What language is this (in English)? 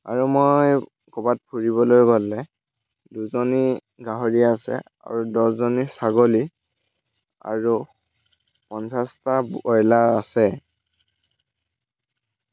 Assamese